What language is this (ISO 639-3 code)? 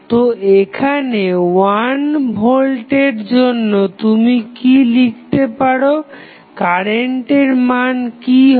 ben